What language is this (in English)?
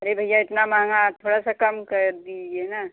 Hindi